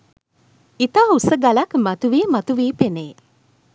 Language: Sinhala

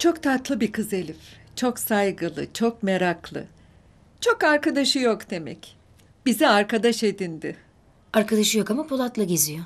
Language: Turkish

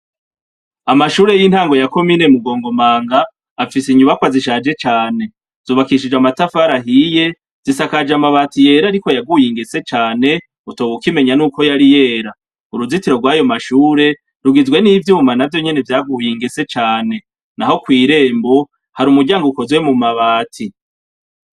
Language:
Rundi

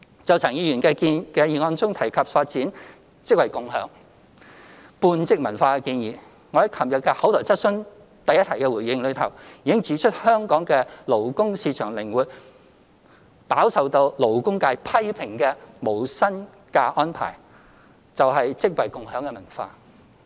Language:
Cantonese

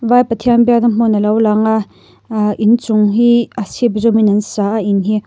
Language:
Mizo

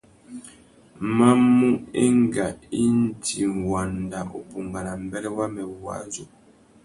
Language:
Tuki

